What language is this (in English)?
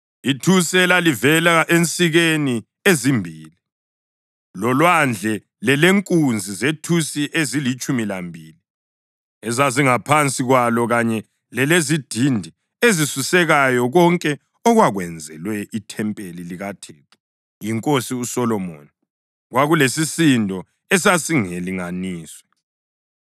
North Ndebele